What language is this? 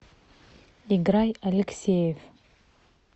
Russian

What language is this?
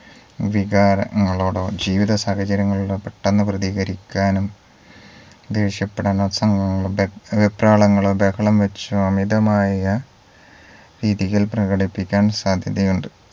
Malayalam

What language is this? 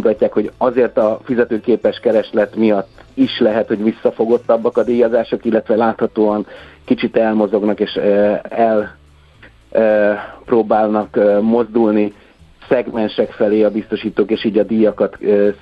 Hungarian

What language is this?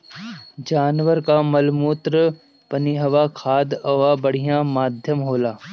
Bhojpuri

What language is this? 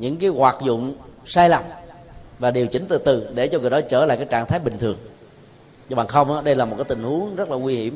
Vietnamese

